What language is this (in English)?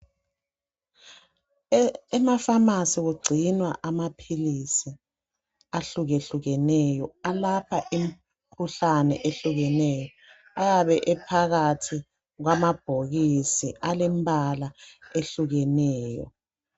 North Ndebele